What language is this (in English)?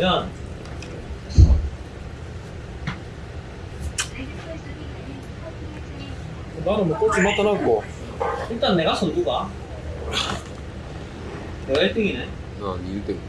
Korean